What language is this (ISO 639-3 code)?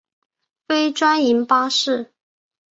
zho